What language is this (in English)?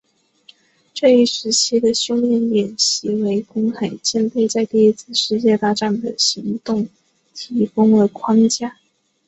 Chinese